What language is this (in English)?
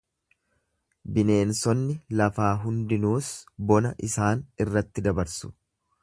Oromo